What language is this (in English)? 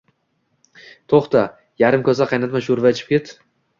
Uzbek